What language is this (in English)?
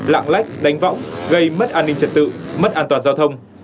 Vietnamese